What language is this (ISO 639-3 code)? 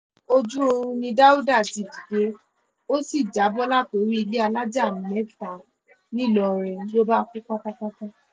yor